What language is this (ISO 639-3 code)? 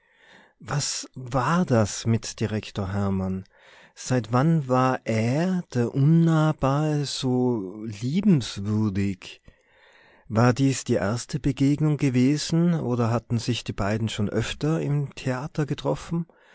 deu